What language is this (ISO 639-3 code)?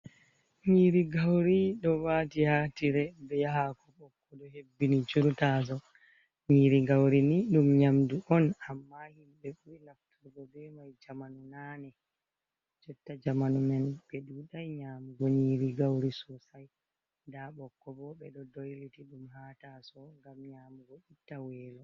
ful